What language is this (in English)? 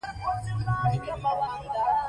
Pashto